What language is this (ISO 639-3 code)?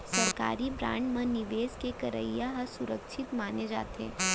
hne